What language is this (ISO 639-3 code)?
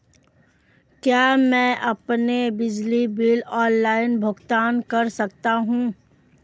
hin